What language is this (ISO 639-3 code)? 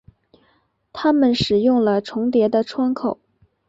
zho